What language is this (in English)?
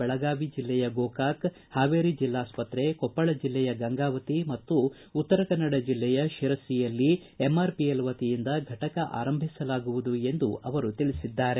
Kannada